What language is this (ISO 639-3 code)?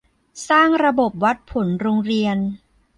tha